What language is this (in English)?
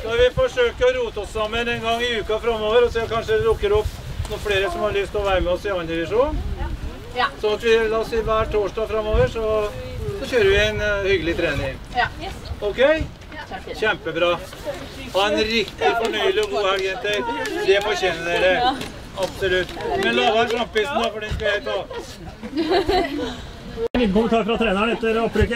Norwegian